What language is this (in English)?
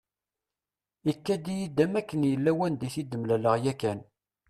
Kabyle